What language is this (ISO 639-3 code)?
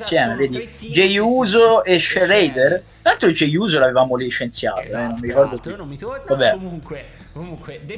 ita